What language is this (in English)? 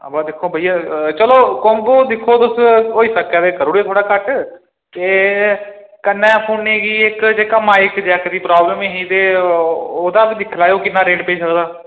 Dogri